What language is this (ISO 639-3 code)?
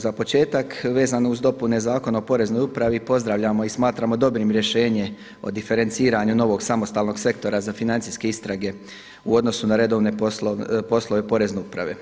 hrv